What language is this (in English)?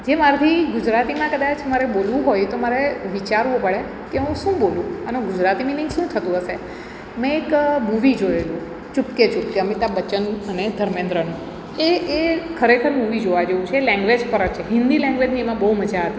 Gujarati